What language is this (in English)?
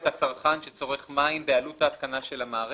Hebrew